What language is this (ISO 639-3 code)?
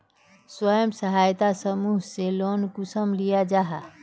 mag